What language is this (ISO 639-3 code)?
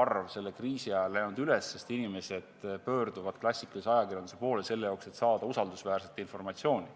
est